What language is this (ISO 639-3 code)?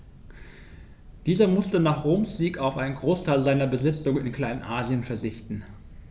deu